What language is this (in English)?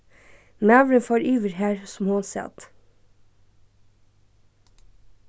Faroese